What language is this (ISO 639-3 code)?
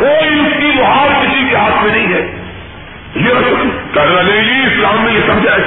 urd